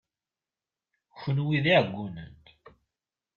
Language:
Kabyle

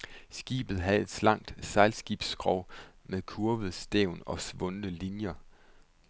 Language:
Danish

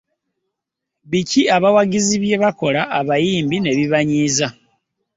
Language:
Ganda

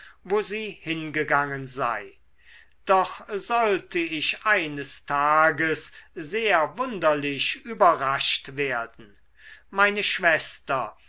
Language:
German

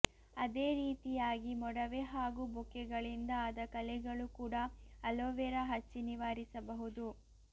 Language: Kannada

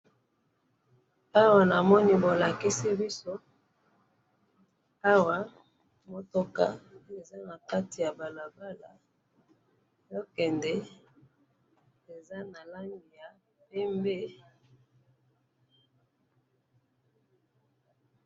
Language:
Lingala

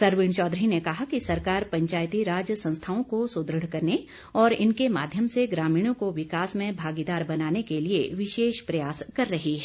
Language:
Hindi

